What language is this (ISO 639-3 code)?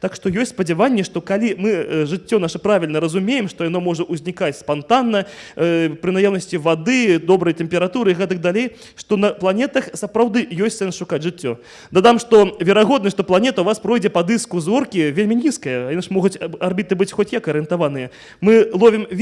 rus